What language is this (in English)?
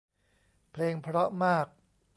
Thai